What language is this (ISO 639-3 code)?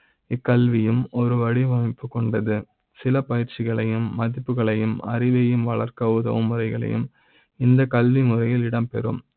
tam